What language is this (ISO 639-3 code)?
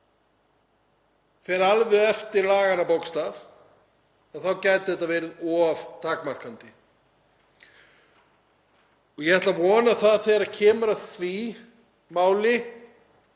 isl